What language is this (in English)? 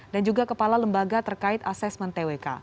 Indonesian